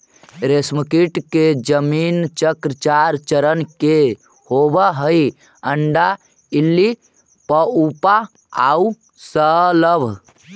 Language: Magahi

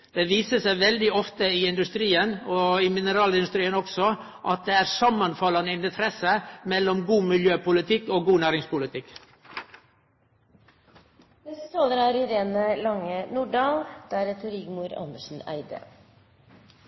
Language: Norwegian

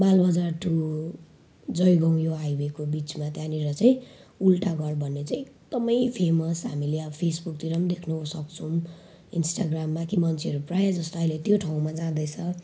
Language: Nepali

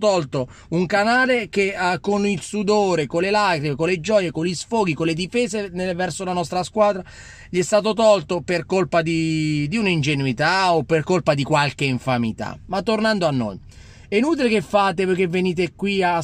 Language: Italian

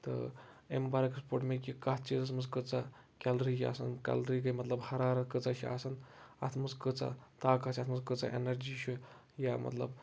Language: Kashmiri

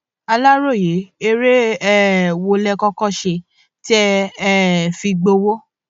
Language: Yoruba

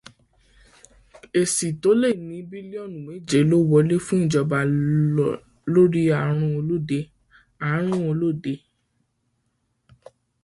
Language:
Yoruba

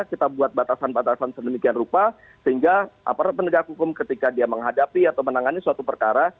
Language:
Indonesian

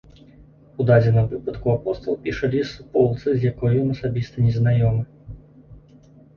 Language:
Belarusian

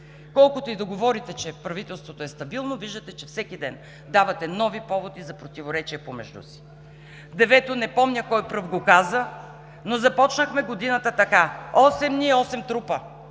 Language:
Bulgarian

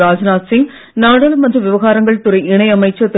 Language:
Tamil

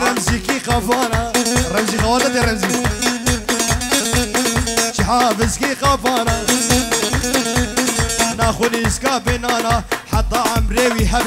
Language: Arabic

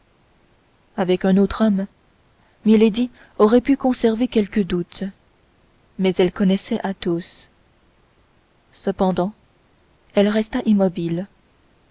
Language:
French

